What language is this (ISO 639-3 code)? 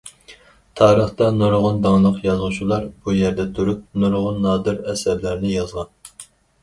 uig